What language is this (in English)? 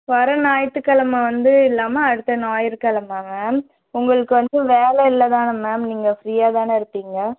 Tamil